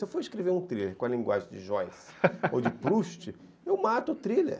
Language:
Portuguese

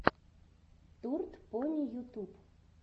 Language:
Russian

